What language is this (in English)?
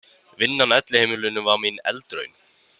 Icelandic